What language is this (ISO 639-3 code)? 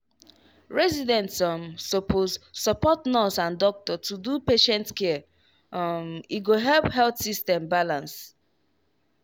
pcm